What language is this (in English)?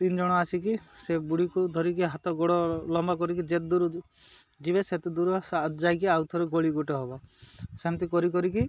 Odia